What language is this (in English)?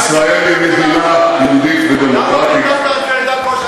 Hebrew